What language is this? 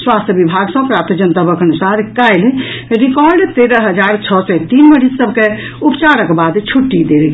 Maithili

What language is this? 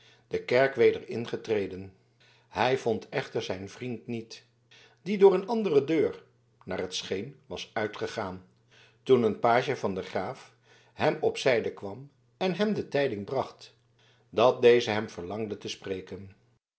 Dutch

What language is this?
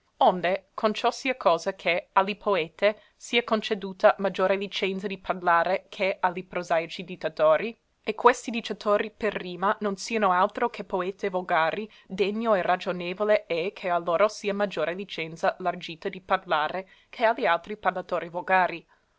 Italian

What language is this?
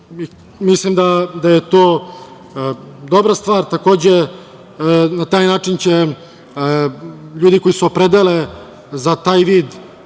Serbian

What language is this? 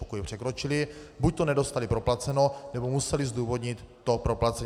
Czech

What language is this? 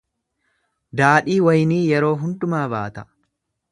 Oromo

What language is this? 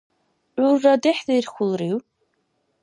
Dargwa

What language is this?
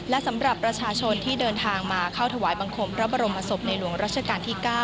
Thai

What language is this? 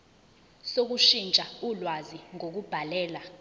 Zulu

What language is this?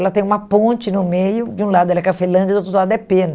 Portuguese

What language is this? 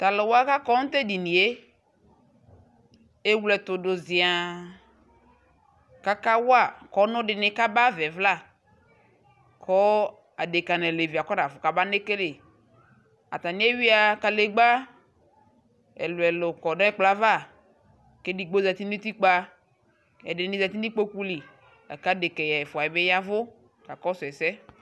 Ikposo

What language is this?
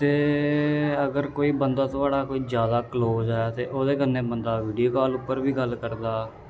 Dogri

